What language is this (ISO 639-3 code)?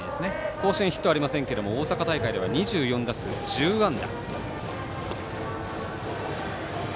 jpn